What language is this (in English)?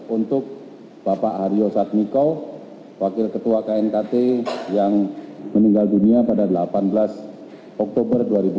Indonesian